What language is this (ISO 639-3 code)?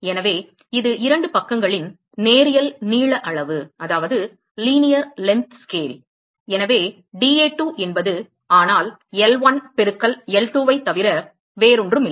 tam